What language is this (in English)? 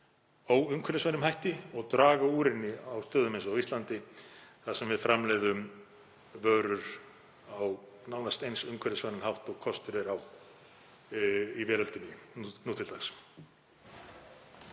Icelandic